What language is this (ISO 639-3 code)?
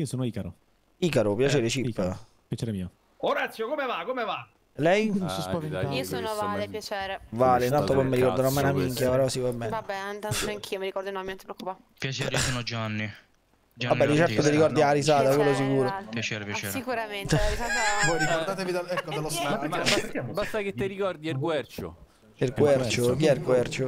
ita